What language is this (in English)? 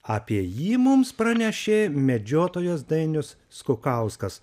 Lithuanian